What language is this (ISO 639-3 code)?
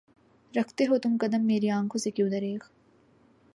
urd